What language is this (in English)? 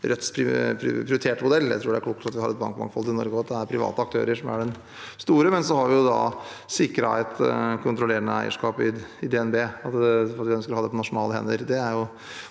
Norwegian